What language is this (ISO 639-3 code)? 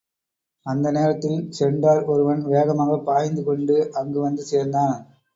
tam